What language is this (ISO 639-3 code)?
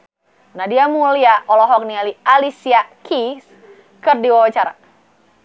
sun